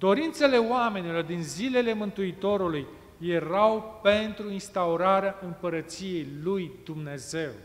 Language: Romanian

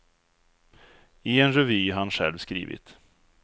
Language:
Swedish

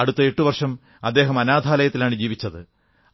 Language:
Malayalam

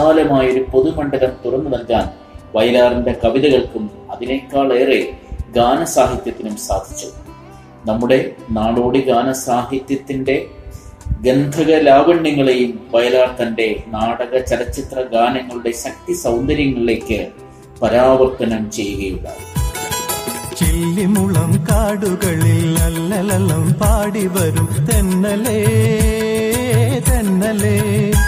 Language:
Malayalam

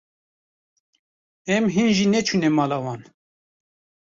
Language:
Kurdish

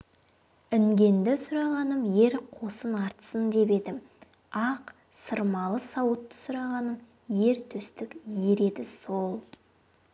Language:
Kazakh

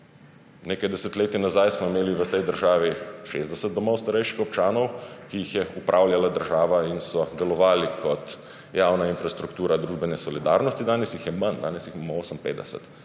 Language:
Slovenian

